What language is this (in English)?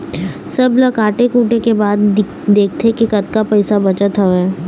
Chhattisgarhi